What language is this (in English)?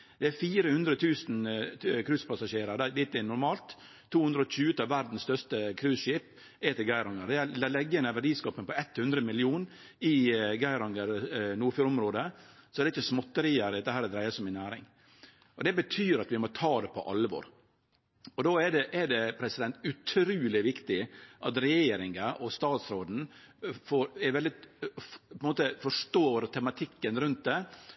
Norwegian Nynorsk